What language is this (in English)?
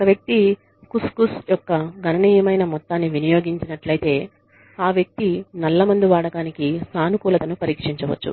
Telugu